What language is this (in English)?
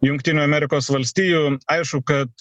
Lithuanian